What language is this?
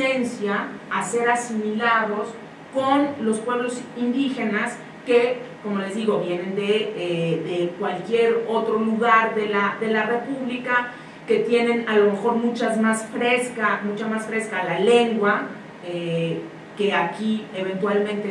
Spanish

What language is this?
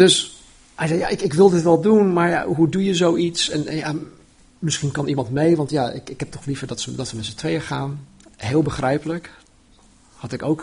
Dutch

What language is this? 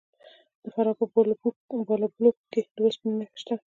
Pashto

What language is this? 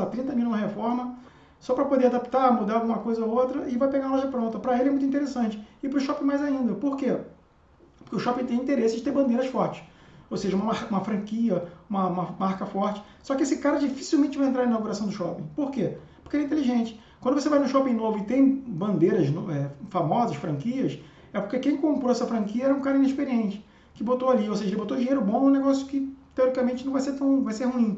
Portuguese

